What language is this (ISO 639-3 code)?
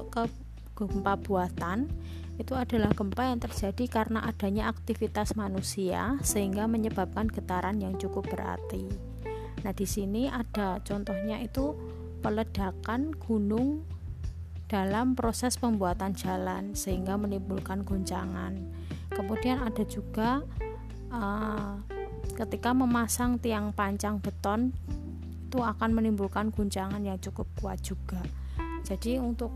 ind